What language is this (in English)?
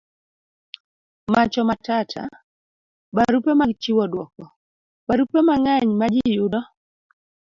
Luo (Kenya and Tanzania)